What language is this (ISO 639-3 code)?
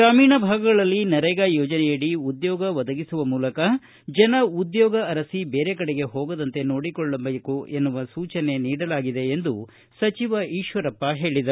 kan